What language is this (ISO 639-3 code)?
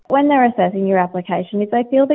ind